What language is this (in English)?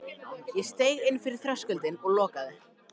Icelandic